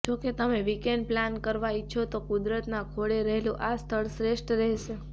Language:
Gujarati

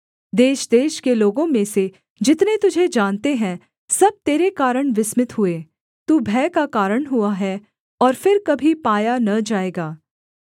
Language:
Hindi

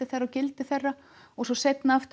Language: Icelandic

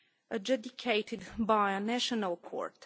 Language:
English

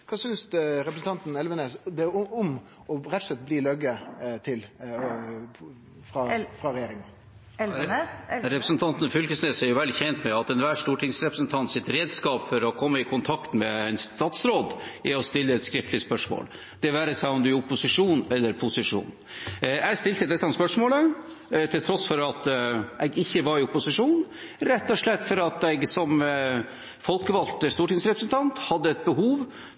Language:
Norwegian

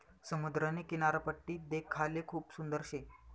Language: Marathi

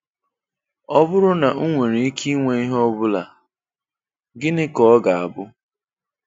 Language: Igbo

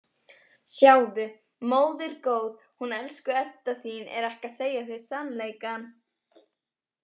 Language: Icelandic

